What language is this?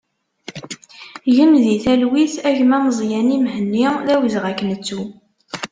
Kabyle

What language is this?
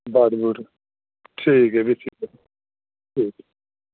Dogri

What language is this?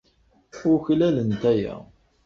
Kabyle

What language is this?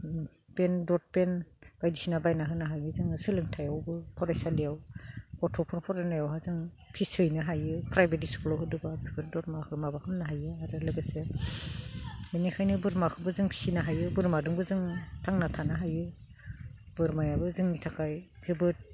Bodo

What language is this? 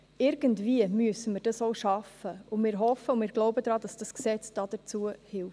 Swiss German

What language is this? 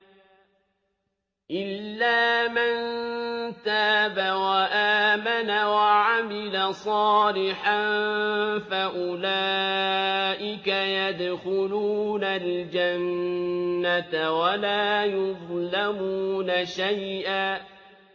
Arabic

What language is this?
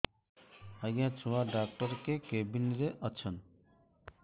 Odia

